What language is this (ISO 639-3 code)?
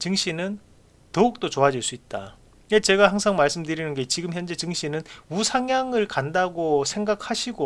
kor